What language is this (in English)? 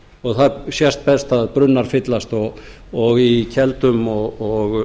Icelandic